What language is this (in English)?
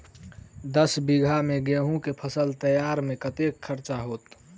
Maithili